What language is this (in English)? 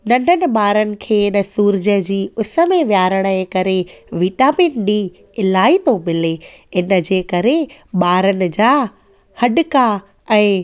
Sindhi